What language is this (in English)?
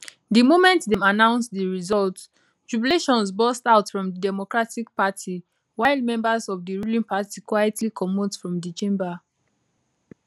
Nigerian Pidgin